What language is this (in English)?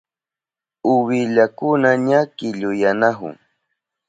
Southern Pastaza Quechua